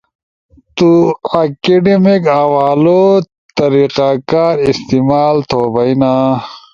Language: Ushojo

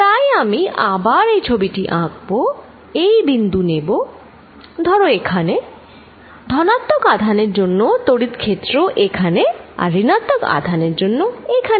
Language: Bangla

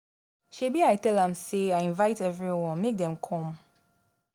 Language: Nigerian Pidgin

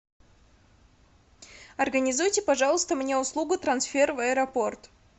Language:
Russian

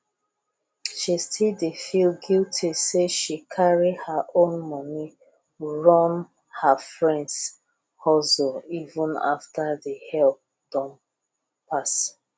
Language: Nigerian Pidgin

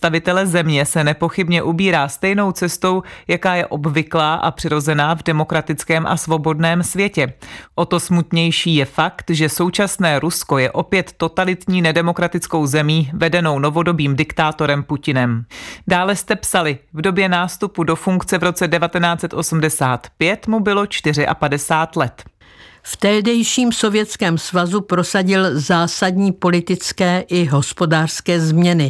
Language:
Czech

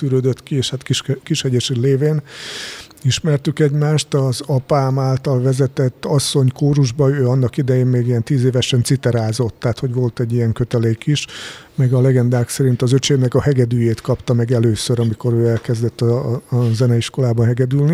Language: Hungarian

